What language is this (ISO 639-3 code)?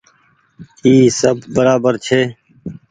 gig